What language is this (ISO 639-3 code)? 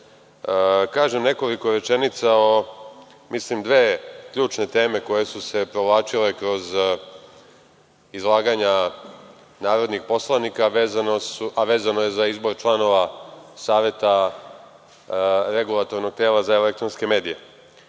srp